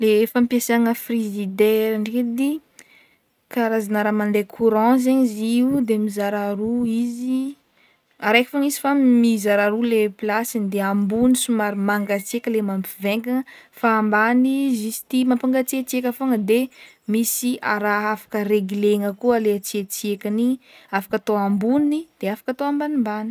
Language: Northern Betsimisaraka Malagasy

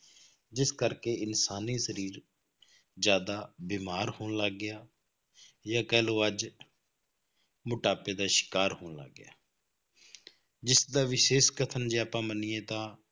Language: Punjabi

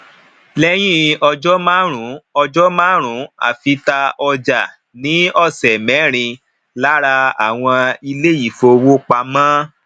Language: Yoruba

